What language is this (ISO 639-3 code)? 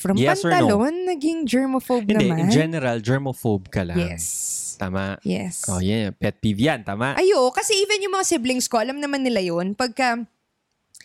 fil